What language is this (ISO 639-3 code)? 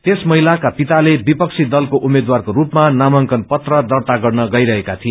nep